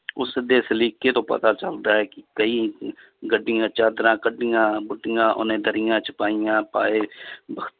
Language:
Punjabi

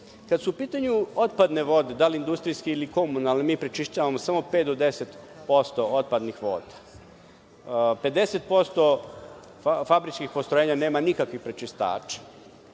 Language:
Serbian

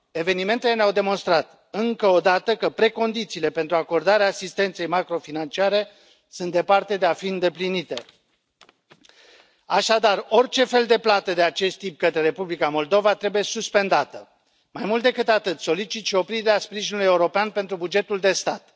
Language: Romanian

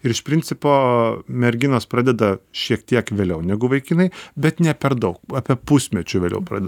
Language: Lithuanian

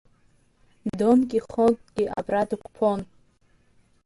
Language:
Abkhazian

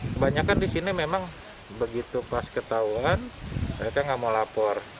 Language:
Indonesian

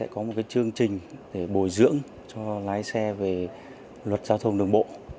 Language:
Vietnamese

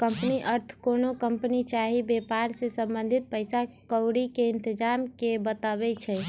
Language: Magahi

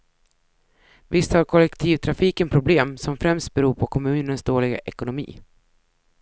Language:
Swedish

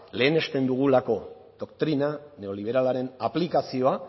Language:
Basque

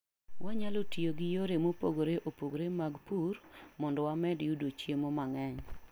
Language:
Luo (Kenya and Tanzania)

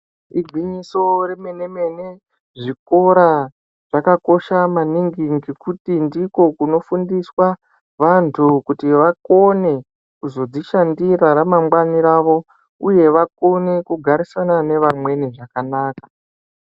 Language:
Ndau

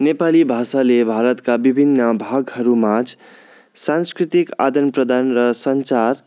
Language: Nepali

